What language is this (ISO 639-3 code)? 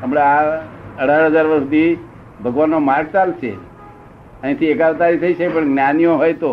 guj